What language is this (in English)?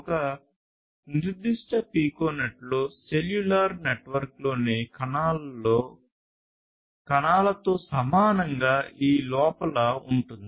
Telugu